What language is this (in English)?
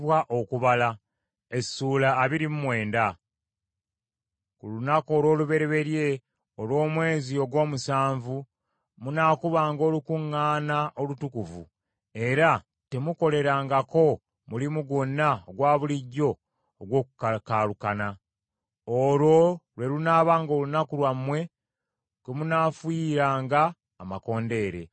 Ganda